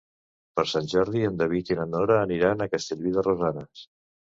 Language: Catalan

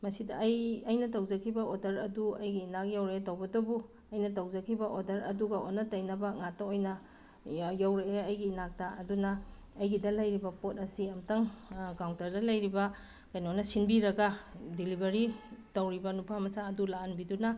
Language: Manipuri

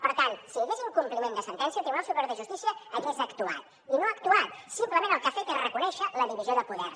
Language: Catalan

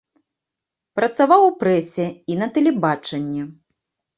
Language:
Belarusian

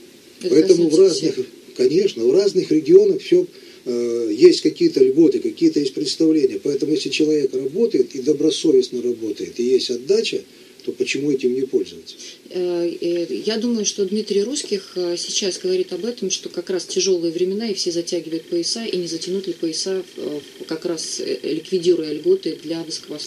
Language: Russian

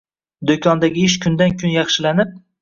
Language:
Uzbek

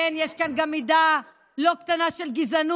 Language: Hebrew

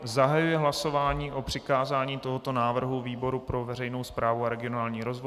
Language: Czech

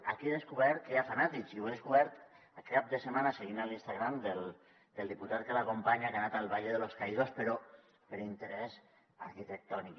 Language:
Catalan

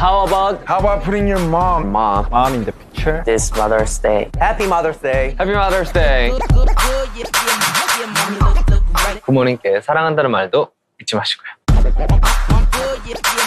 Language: Turkish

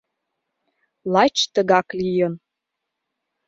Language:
Mari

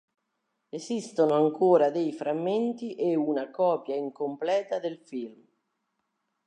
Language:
Italian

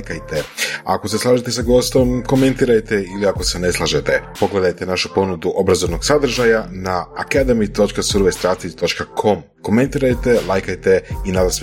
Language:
Croatian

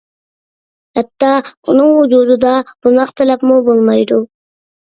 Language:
Uyghur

